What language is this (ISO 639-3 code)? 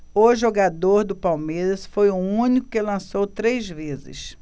por